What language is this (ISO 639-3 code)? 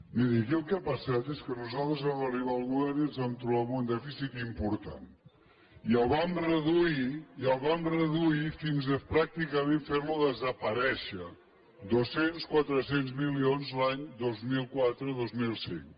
cat